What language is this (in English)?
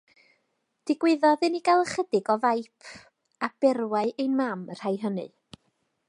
Welsh